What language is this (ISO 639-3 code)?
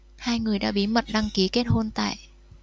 vie